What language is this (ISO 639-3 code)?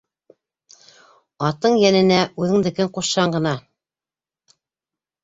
bak